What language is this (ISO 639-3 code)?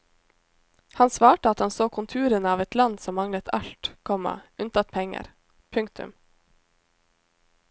nor